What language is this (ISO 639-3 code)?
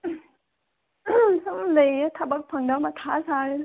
mni